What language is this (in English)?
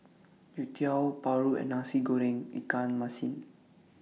English